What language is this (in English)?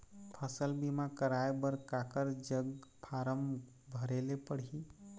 Chhattisgarhi